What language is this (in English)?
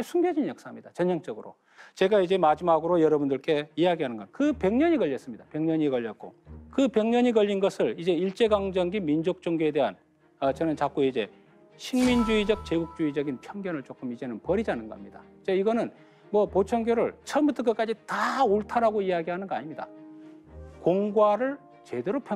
Korean